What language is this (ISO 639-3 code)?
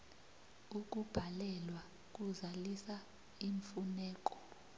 nbl